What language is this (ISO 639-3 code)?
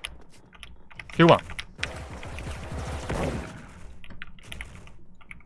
kor